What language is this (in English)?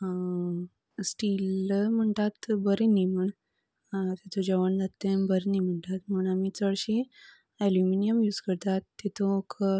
Konkani